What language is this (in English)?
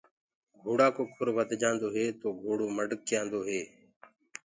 Gurgula